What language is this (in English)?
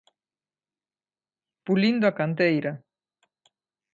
Galician